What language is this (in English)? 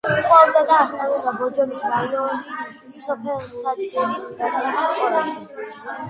Georgian